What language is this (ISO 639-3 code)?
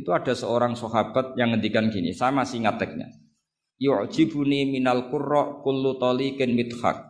ind